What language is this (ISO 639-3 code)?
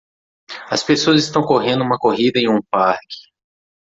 por